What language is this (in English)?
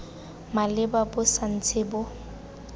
Tswana